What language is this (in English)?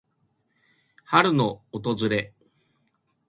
Japanese